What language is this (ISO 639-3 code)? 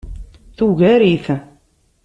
kab